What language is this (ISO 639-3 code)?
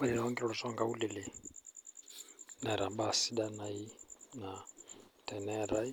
mas